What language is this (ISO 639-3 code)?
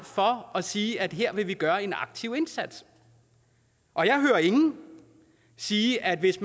dan